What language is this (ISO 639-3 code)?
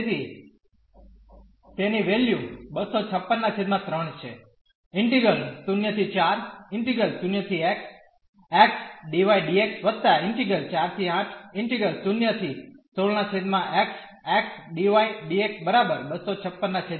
guj